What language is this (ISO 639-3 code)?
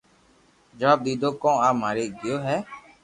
lrk